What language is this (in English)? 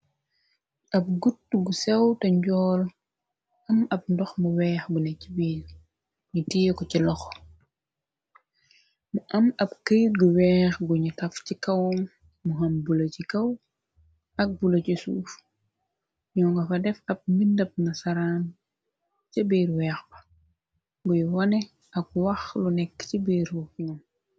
Wolof